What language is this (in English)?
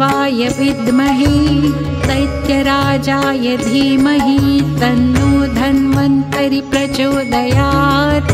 Marathi